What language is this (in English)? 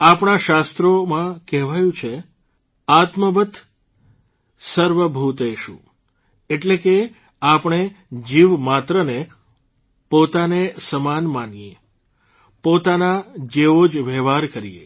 Gujarati